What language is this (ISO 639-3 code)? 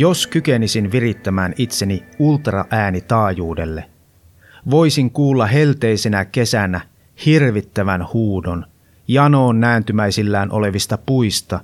fin